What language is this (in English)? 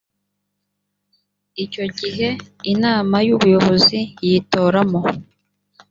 Kinyarwanda